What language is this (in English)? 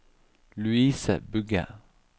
Norwegian